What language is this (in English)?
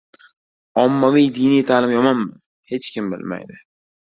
Uzbek